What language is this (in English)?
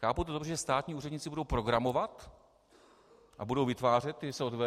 Czech